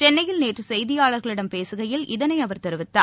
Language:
Tamil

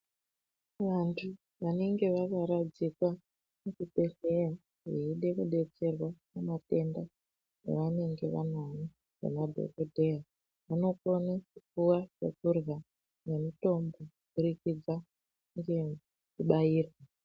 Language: Ndau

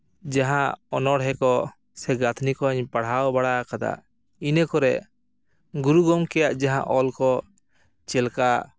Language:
Santali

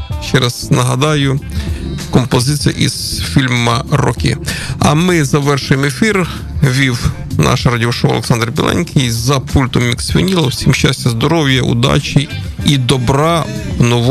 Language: Ukrainian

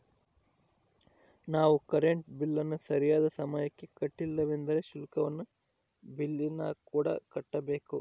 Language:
Kannada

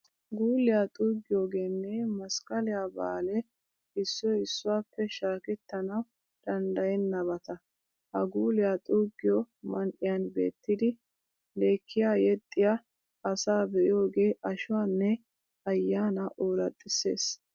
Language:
Wolaytta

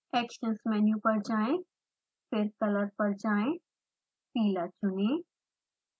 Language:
Hindi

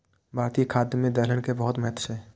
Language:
Maithili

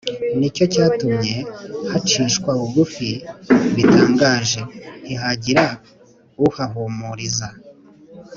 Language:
Kinyarwanda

